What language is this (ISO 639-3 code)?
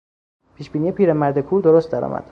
fas